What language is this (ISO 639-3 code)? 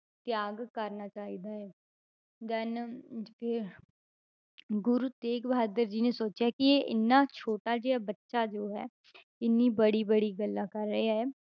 pan